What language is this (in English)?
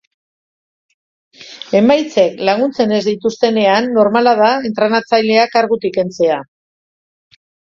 Basque